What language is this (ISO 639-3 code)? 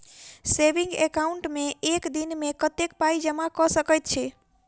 mai